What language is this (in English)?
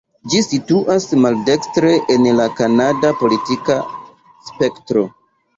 Esperanto